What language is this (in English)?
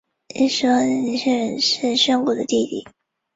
Chinese